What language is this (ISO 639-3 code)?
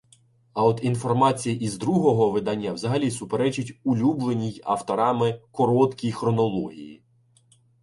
ukr